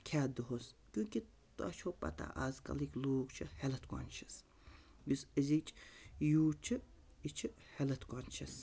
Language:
Kashmiri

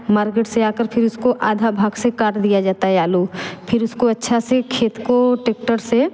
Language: Hindi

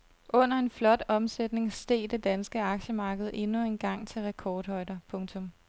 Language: Danish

